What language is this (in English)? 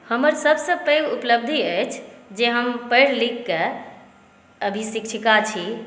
Maithili